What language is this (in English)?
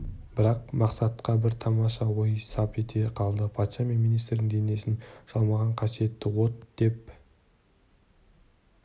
Kazakh